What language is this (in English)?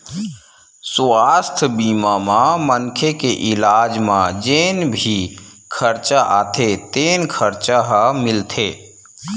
Chhattisgarhi